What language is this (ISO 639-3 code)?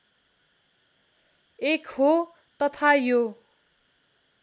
nep